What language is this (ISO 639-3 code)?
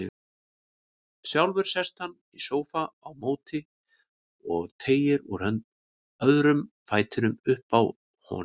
isl